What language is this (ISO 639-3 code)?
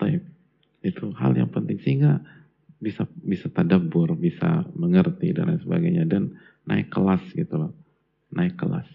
ind